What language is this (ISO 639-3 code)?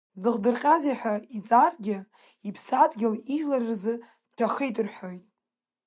abk